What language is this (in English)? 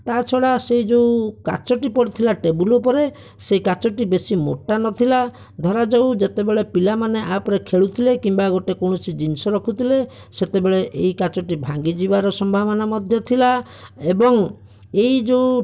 Odia